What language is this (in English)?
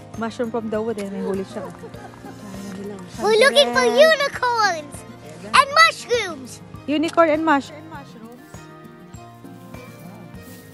Filipino